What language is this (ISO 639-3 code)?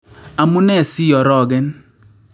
kln